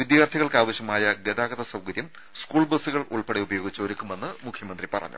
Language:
Malayalam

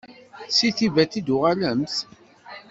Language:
Kabyle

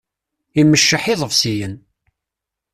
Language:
Kabyle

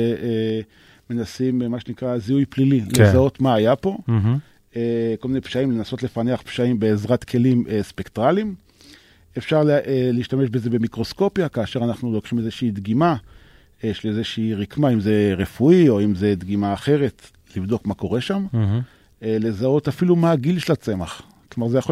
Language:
Hebrew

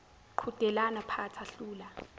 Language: Zulu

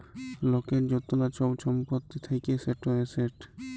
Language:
Bangla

